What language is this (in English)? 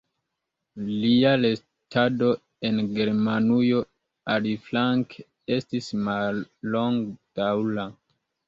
Esperanto